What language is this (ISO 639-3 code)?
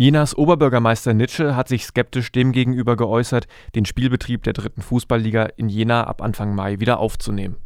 deu